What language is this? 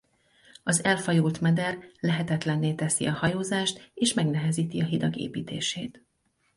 Hungarian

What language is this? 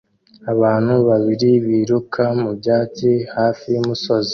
Kinyarwanda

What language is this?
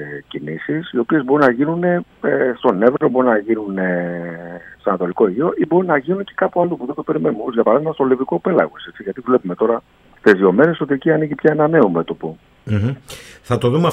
Greek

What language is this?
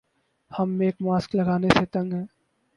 Urdu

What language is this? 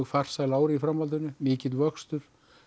Icelandic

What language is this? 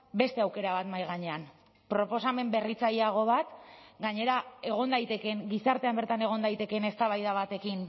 Basque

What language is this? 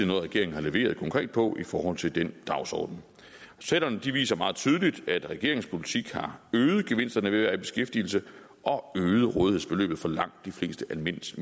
Danish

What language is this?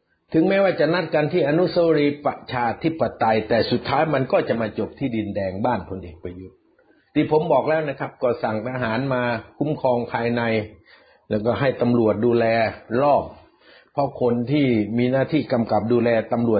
Thai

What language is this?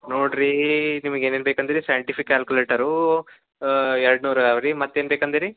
Kannada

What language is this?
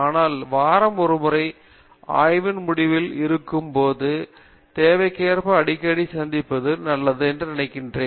Tamil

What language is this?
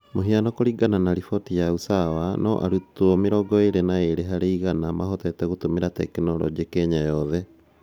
Kikuyu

